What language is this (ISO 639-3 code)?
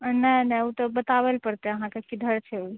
mai